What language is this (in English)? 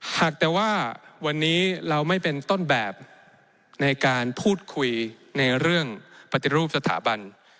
Thai